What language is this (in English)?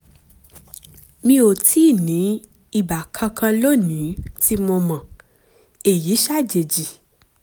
Yoruba